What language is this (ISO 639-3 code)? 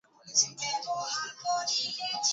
ben